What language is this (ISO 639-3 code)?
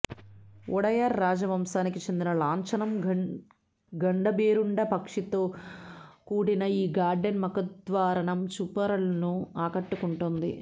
tel